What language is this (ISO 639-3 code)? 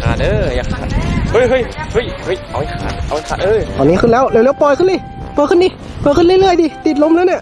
tha